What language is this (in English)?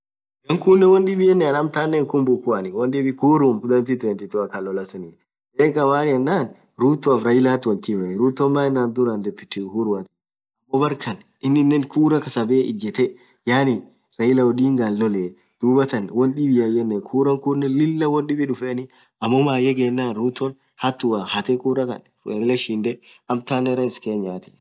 Orma